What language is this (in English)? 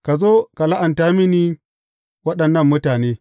Hausa